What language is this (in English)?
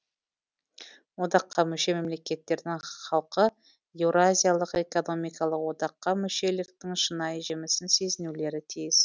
Kazakh